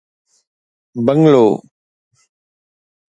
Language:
Sindhi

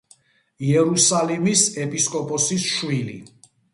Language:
Georgian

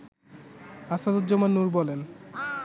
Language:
Bangla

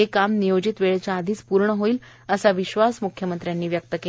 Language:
Marathi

